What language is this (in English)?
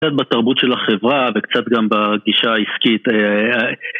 Hebrew